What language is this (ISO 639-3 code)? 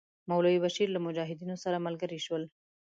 pus